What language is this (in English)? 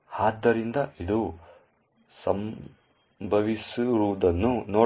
Kannada